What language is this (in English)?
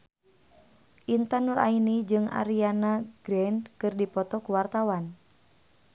Sundanese